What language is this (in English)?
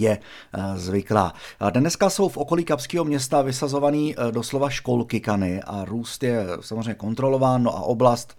Czech